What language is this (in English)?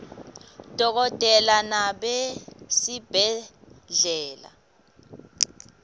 Swati